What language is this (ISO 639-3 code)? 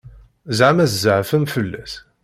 kab